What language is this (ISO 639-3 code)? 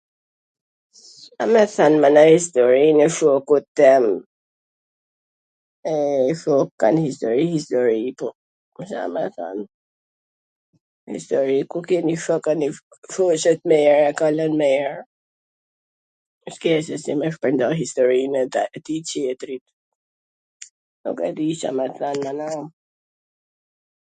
aln